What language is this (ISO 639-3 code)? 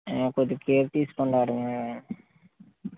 tel